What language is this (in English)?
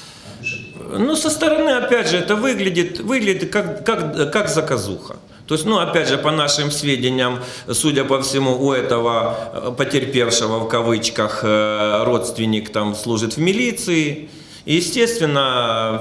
Russian